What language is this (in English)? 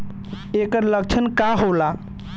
Bhojpuri